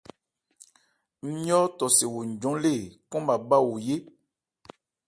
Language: Ebrié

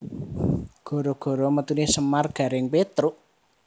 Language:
Javanese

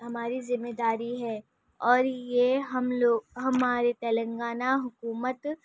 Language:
Urdu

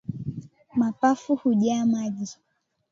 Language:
Swahili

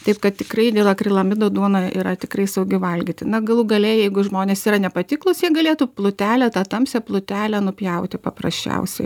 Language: Lithuanian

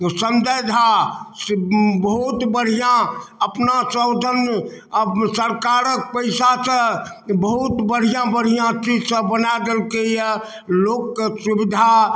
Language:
Maithili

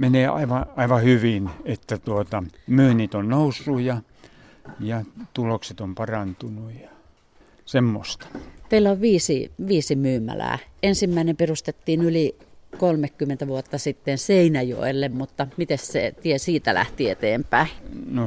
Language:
Finnish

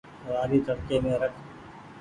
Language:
Goaria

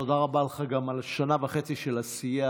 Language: Hebrew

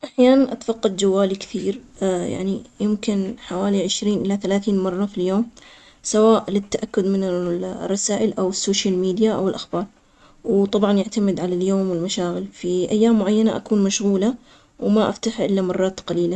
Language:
Omani Arabic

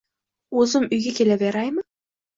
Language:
Uzbek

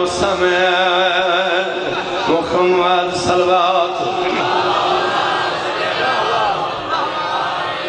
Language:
Hindi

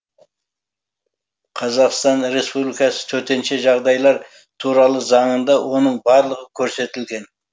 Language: Kazakh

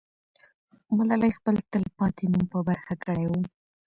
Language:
Pashto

